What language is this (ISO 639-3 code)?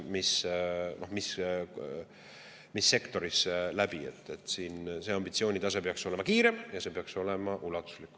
est